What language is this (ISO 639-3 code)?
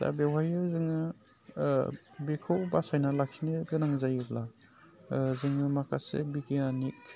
brx